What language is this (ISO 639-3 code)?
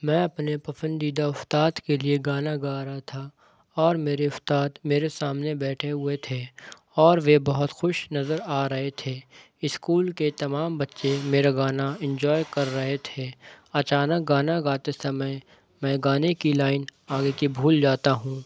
urd